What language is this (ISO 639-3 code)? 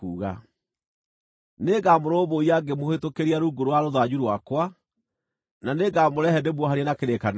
kik